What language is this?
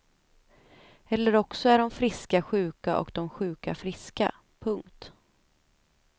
Swedish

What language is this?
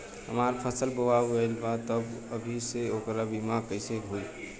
Bhojpuri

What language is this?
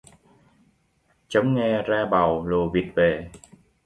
Vietnamese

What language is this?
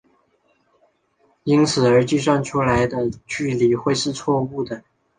Chinese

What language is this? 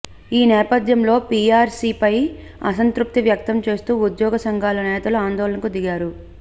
Telugu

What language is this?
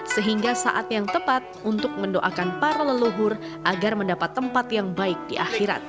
Indonesian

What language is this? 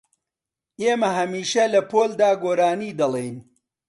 Central Kurdish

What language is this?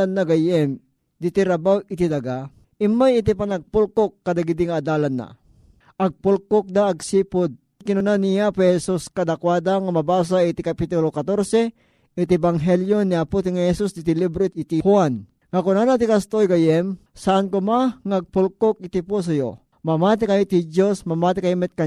Filipino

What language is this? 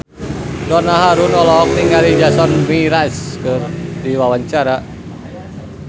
Sundanese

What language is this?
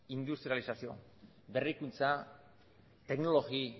Basque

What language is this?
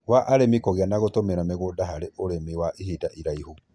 Kikuyu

